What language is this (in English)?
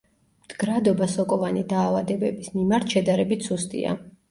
Georgian